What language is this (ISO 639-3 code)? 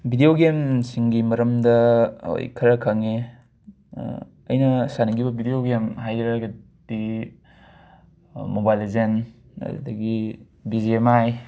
mni